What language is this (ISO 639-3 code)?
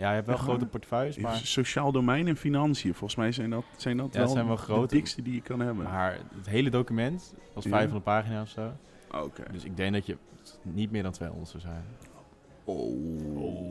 nld